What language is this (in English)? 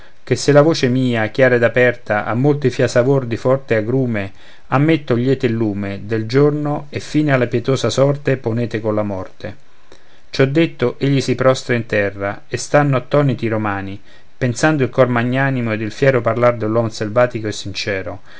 Italian